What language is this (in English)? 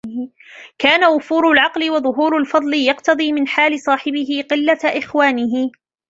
Arabic